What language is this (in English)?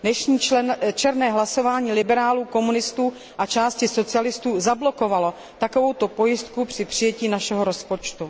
Czech